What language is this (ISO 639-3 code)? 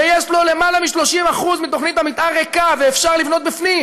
heb